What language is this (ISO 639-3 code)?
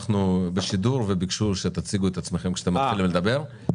heb